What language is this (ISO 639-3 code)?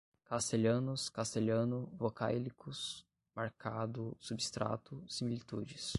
por